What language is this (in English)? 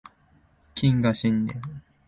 Japanese